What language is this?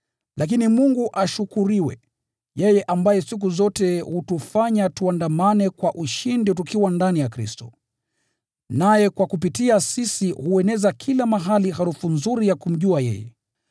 Swahili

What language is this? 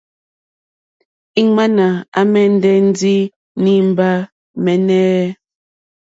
Mokpwe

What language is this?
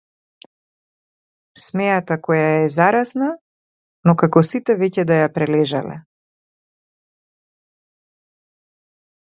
Macedonian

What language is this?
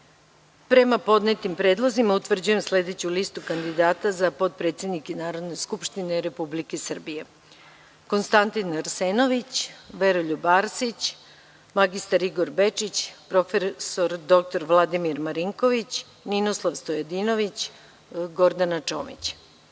Serbian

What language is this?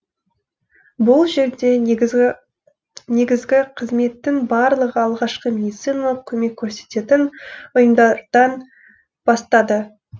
Kazakh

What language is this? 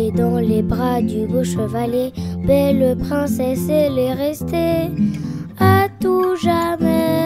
French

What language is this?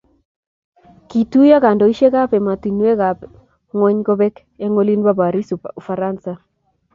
Kalenjin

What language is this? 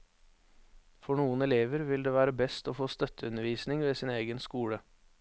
Norwegian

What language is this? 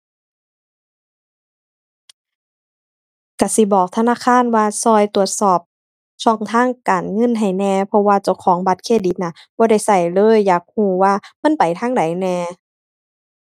Thai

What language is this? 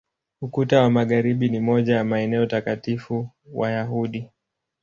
Swahili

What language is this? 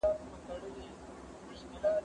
Pashto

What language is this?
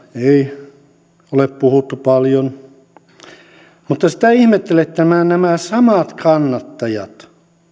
Finnish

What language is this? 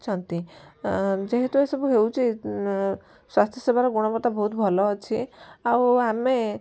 Odia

